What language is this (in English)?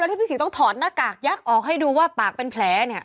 Thai